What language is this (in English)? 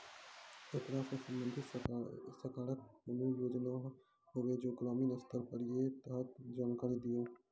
Maithili